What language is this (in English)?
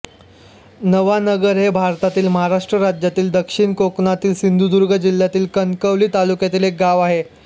Marathi